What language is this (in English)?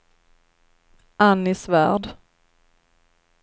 Swedish